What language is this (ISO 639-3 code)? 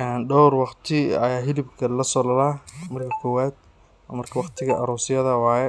som